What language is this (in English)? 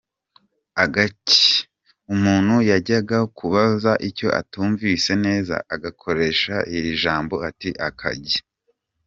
Kinyarwanda